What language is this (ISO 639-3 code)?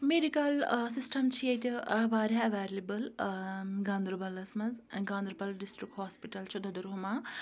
kas